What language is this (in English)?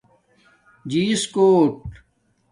Domaaki